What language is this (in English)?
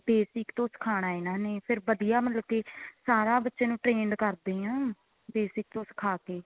Punjabi